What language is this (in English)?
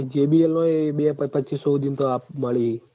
Gujarati